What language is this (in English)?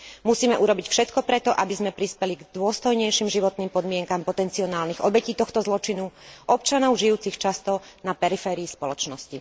Slovak